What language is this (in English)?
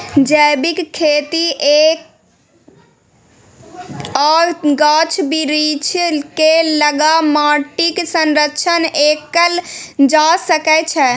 Maithili